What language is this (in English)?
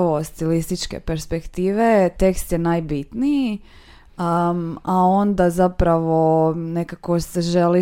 Croatian